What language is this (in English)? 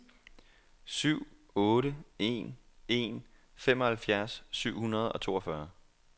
Danish